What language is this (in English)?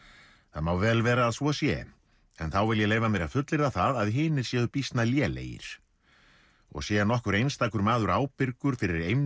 Icelandic